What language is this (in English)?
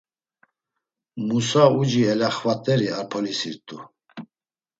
Laz